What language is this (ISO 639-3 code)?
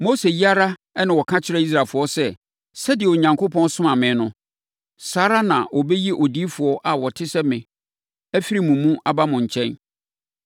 aka